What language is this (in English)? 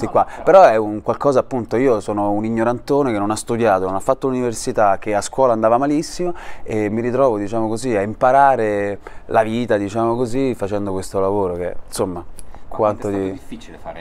Italian